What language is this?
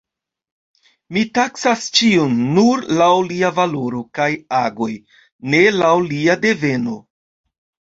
Esperanto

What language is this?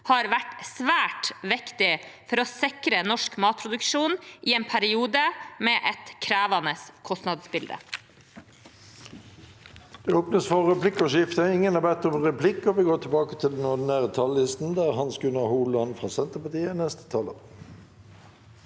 Norwegian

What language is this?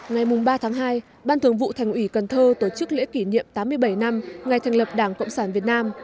Vietnamese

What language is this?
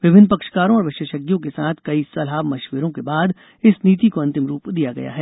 Hindi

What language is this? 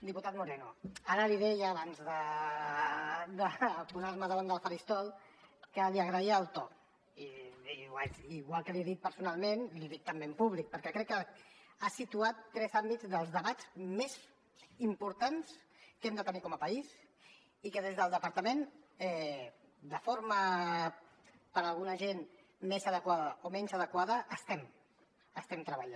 Catalan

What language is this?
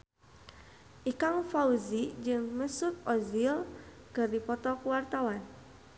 Sundanese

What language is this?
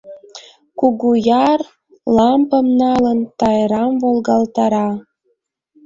Mari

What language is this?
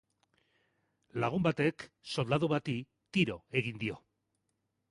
Basque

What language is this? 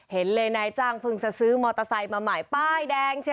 Thai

